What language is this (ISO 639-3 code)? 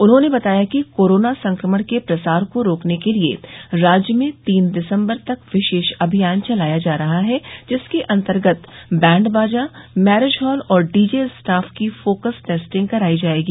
hin